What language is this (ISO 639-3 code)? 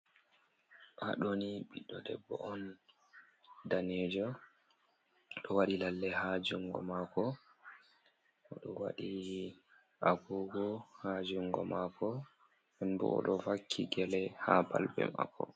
ful